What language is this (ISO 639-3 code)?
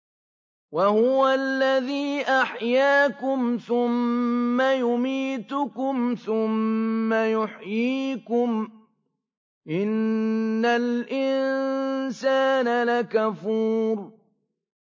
ara